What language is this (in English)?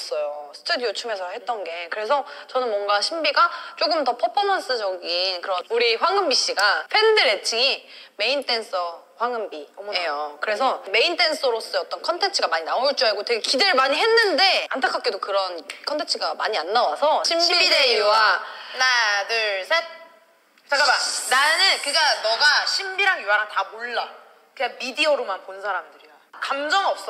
Korean